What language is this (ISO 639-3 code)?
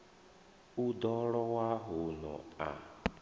ven